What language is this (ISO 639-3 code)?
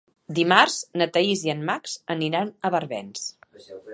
cat